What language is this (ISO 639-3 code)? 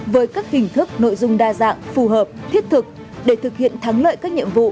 vie